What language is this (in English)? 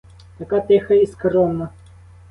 Ukrainian